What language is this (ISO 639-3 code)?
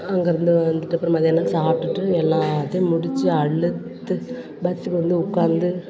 tam